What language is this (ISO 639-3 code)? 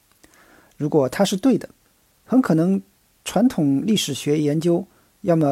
zho